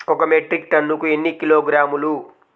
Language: Telugu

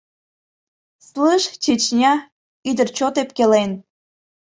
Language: Mari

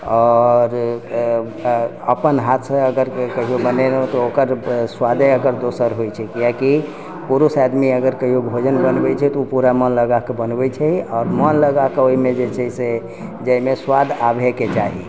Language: Maithili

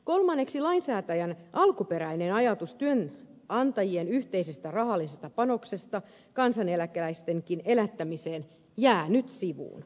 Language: Finnish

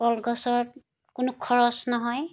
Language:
Assamese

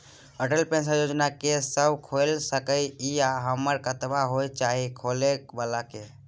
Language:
Maithili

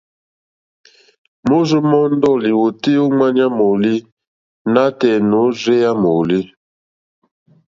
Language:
Mokpwe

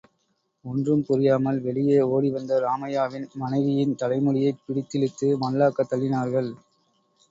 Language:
Tamil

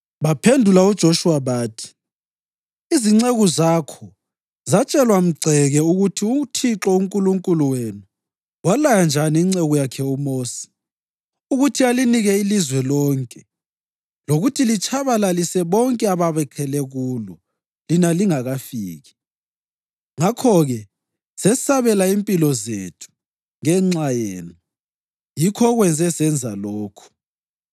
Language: North Ndebele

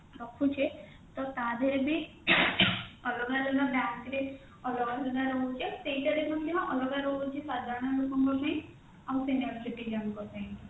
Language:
Odia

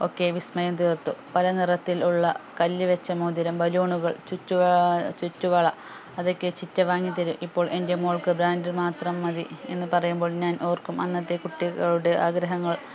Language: Malayalam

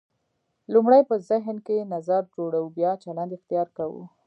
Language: Pashto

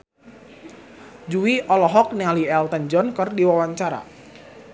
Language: Sundanese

